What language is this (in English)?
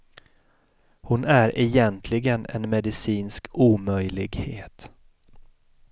Swedish